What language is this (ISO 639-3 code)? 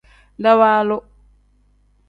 kdh